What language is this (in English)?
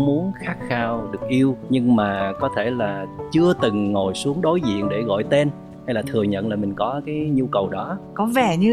Vietnamese